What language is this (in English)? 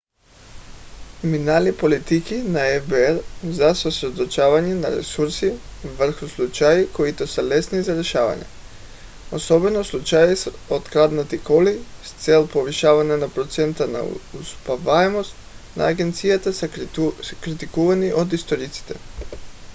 Bulgarian